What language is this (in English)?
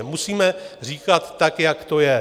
Czech